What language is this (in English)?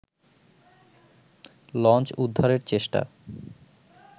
Bangla